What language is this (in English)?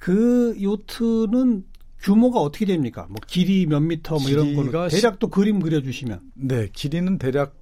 Korean